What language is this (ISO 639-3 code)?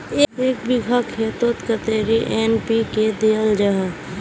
mag